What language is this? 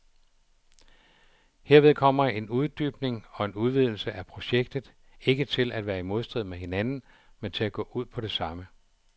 Danish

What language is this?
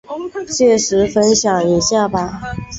Chinese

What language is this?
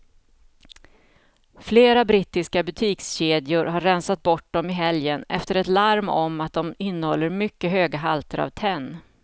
Swedish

